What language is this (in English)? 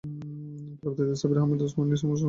Bangla